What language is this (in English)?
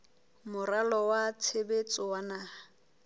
Southern Sotho